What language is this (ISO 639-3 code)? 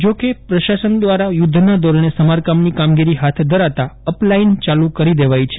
guj